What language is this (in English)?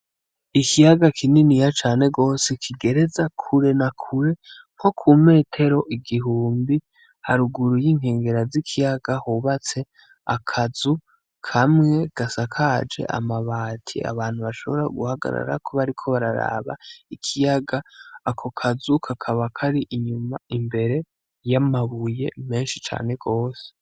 Rundi